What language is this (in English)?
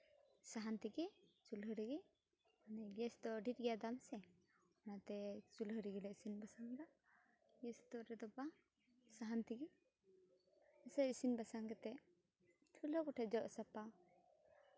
Santali